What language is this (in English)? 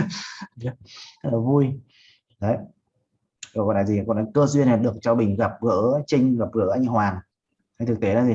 Vietnamese